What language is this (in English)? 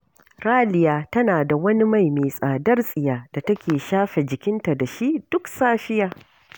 Hausa